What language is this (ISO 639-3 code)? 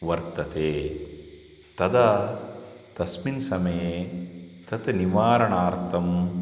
san